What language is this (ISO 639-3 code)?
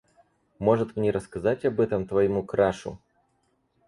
rus